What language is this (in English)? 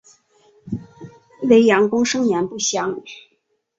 Chinese